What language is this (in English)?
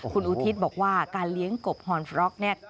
Thai